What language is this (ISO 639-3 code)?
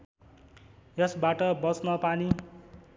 nep